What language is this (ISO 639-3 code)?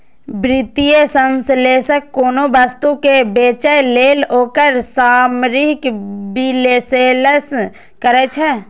mai